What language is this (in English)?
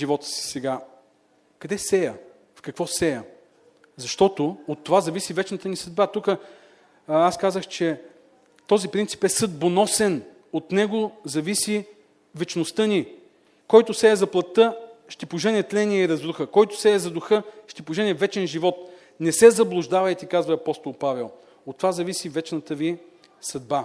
Bulgarian